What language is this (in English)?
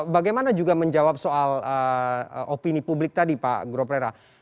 Indonesian